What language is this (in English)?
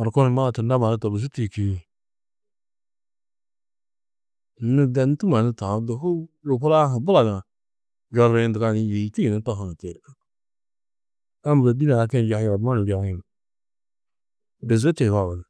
Tedaga